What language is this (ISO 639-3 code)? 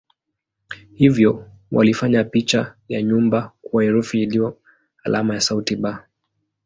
swa